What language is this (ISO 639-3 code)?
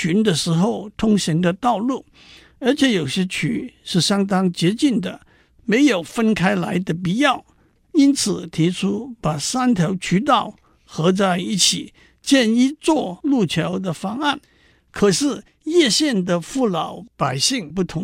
zho